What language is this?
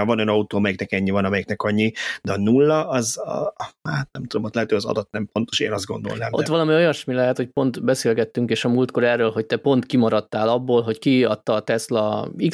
Hungarian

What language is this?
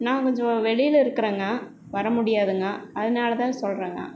Tamil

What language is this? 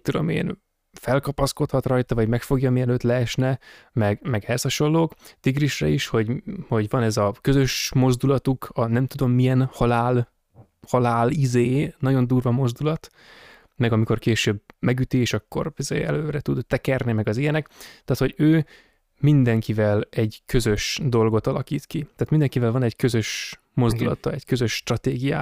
Hungarian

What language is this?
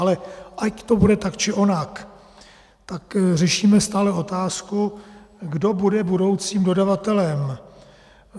Czech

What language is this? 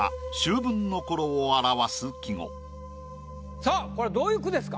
Japanese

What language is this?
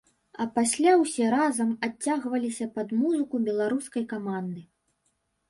Belarusian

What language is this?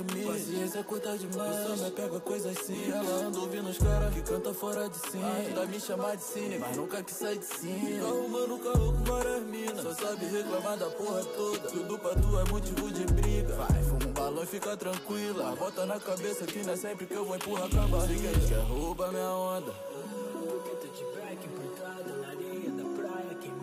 Portuguese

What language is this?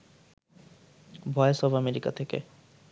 Bangla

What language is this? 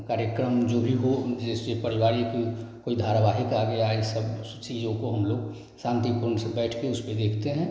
Hindi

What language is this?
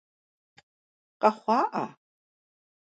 Kabardian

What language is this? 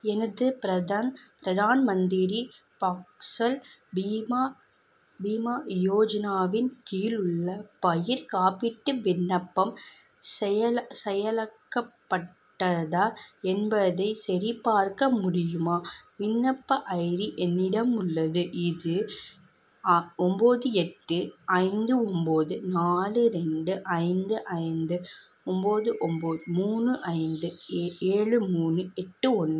Tamil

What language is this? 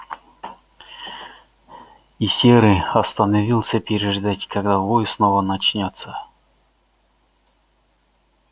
Russian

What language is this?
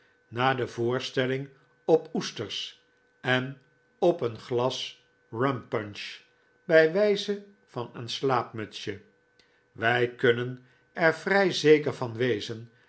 Dutch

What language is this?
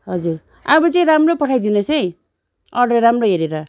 Nepali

